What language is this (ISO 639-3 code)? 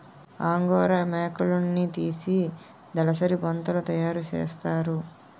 tel